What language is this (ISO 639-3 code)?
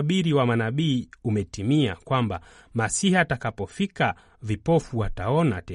swa